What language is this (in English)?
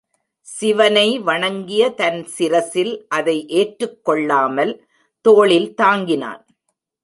Tamil